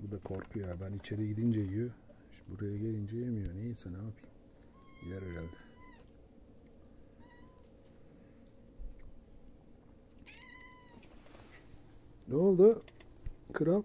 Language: Turkish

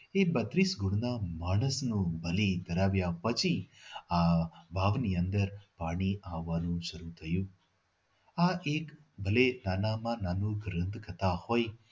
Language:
Gujarati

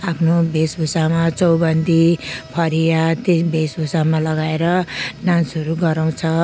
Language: Nepali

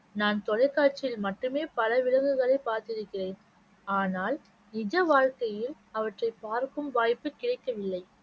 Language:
Tamil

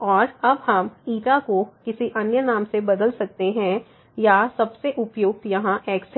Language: Hindi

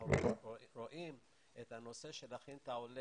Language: Hebrew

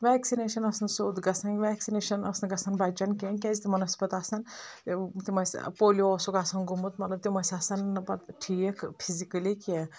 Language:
Kashmiri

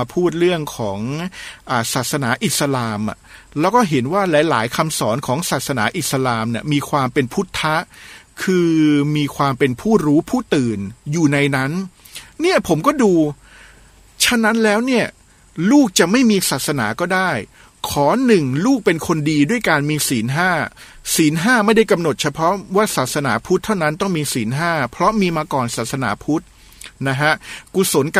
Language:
Thai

